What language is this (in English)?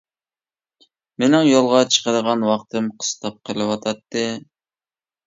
Uyghur